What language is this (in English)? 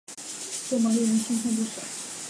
Chinese